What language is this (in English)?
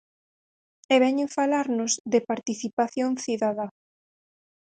Galician